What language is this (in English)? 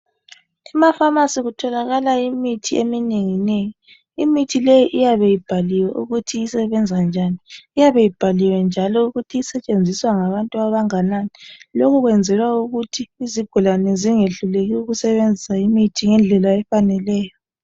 North Ndebele